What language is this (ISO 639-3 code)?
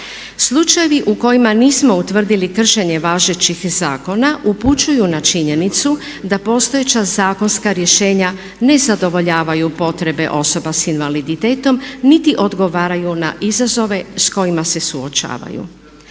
hrv